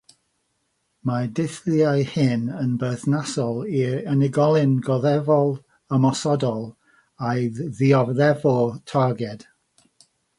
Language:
Welsh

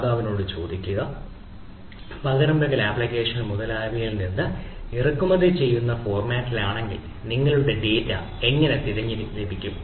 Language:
Malayalam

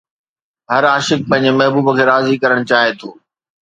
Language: Sindhi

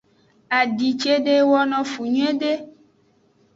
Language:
Aja (Benin)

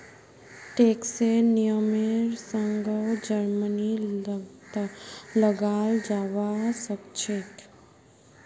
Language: Magahi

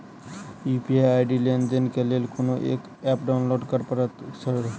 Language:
Maithili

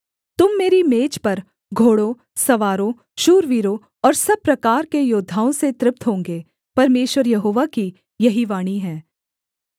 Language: Hindi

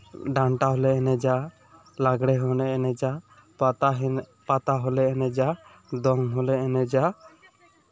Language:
Santali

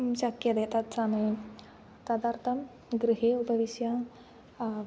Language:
Sanskrit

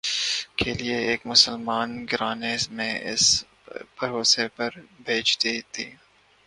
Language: Urdu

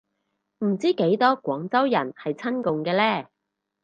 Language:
Cantonese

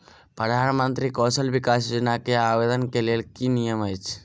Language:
Maithili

